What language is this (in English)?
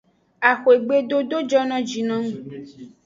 Aja (Benin)